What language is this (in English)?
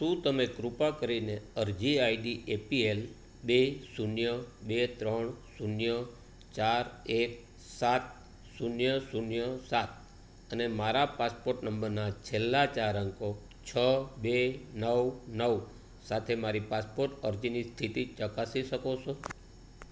Gujarati